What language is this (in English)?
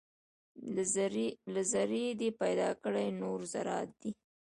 Pashto